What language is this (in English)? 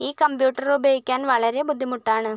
Malayalam